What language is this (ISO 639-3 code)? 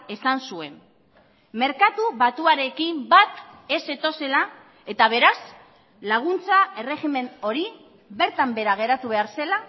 eus